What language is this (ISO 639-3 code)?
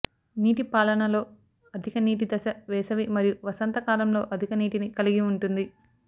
tel